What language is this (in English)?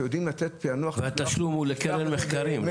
Hebrew